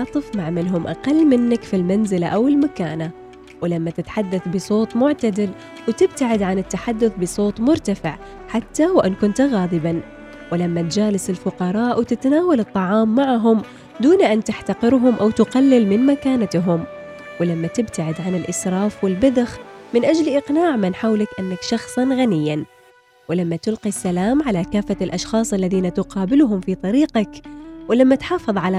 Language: Arabic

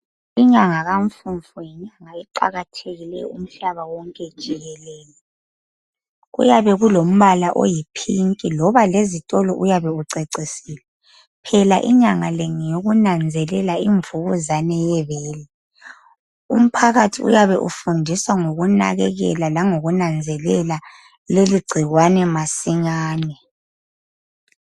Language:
North Ndebele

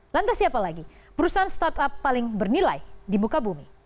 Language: Indonesian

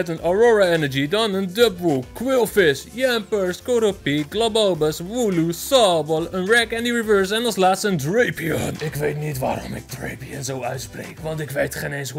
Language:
Dutch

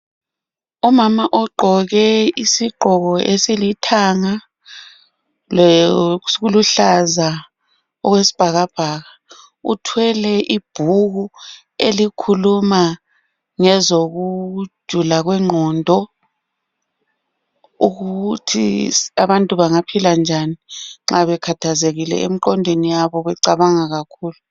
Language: North Ndebele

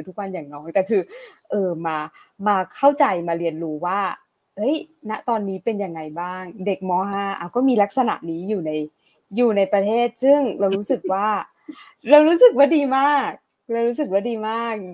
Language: Thai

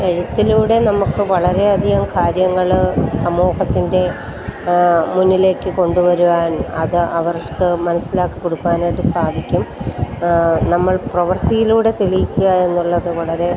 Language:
Malayalam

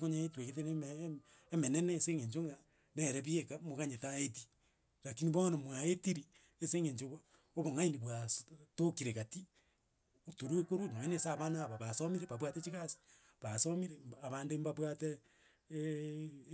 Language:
Gusii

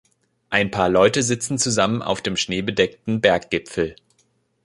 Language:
German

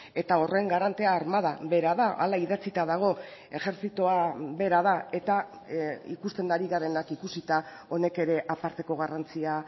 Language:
Basque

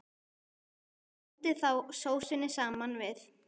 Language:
Icelandic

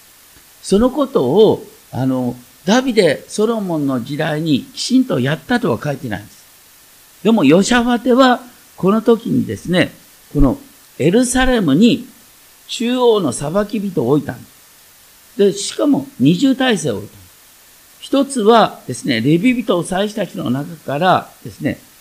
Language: Japanese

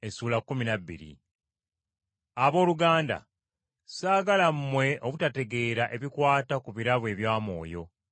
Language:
Ganda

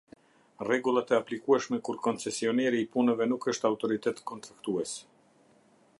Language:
Albanian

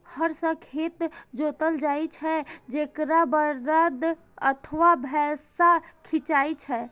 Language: Maithili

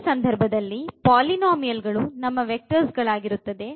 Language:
Kannada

